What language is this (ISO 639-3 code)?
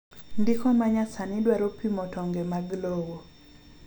luo